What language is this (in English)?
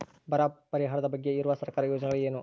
Kannada